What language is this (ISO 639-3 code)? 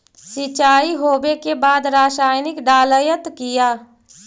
mag